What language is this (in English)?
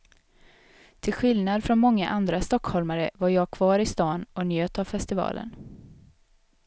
Swedish